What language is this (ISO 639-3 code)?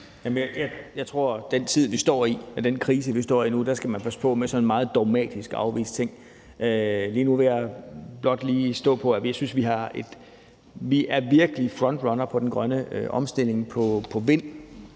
dan